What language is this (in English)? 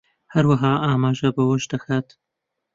Central Kurdish